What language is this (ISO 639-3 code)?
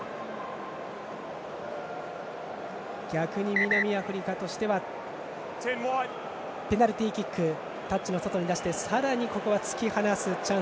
jpn